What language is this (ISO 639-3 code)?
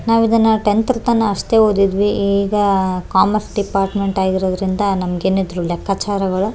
kan